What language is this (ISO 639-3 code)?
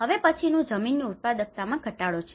guj